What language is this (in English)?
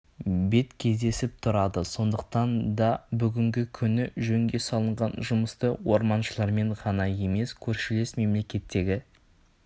Kazakh